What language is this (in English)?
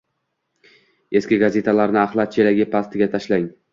Uzbek